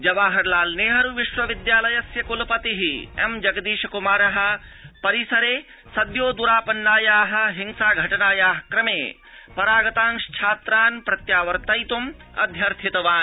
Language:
Sanskrit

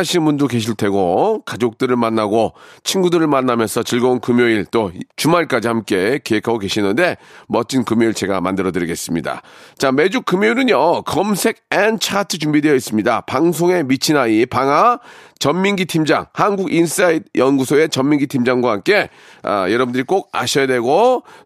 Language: Korean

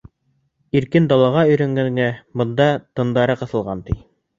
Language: Bashkir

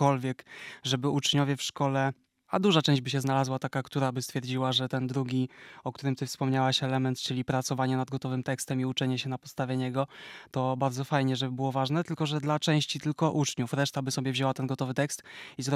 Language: Polish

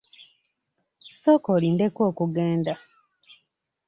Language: Ganda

